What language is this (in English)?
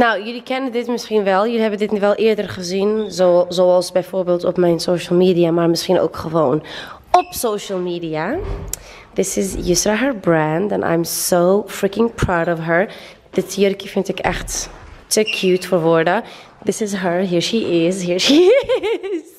Dutch